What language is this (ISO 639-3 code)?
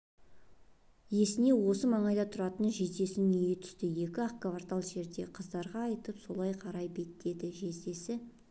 kaz